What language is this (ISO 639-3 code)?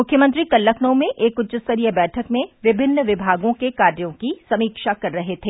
hin